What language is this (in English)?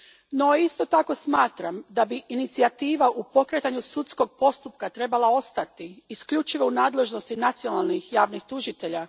Croatian